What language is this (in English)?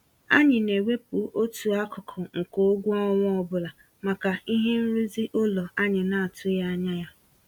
Igbo